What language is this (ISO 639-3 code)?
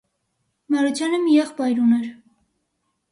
hye